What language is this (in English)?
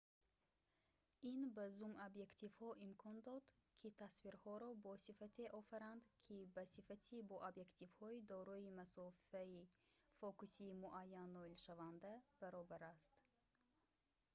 Tajik